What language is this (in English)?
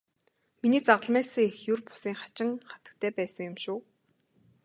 Mongolian